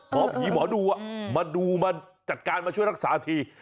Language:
Thai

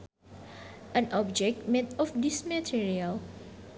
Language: Sundanese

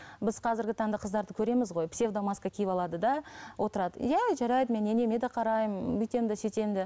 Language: Kazakh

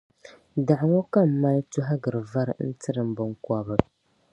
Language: Dagbani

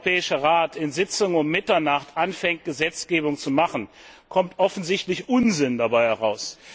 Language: German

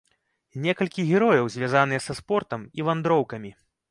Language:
Belarusian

